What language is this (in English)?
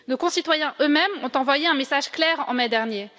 French